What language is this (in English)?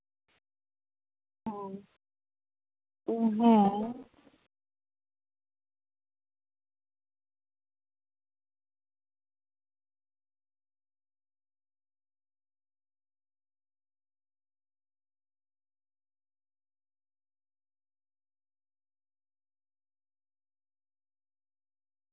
Santali